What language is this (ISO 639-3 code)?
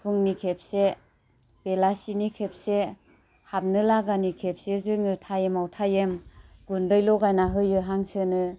brx